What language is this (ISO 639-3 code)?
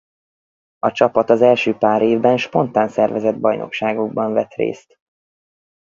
hun